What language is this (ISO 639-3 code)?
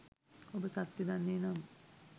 sin